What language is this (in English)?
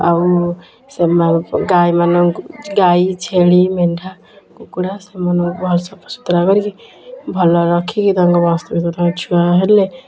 Odia